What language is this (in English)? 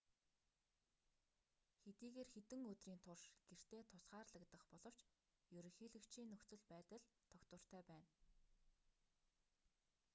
Mongolian